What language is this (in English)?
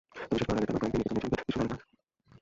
Bangla